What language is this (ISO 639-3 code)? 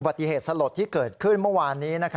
tha